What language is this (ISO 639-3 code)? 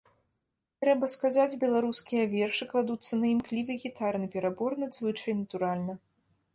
bel